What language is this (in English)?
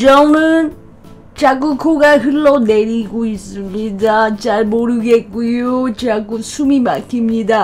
Korean